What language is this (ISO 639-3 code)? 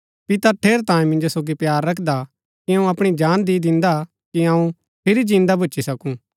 gbk